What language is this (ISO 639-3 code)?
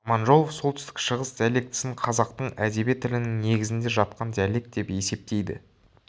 kaz